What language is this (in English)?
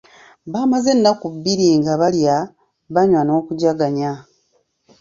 Ganda